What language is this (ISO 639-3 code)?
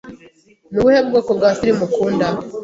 kin